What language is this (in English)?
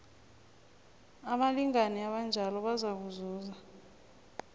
South Ndebele